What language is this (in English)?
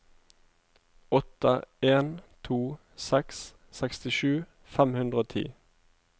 Norwegian